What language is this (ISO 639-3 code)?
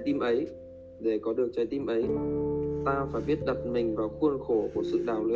vie